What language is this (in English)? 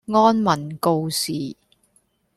Cantonese